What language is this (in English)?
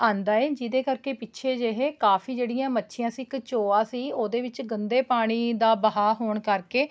Punjabi